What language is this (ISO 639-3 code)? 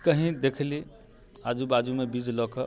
mai